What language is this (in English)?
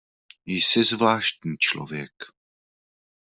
Czech